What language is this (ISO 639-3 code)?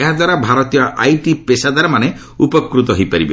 ori